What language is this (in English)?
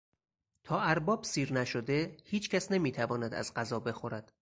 Persian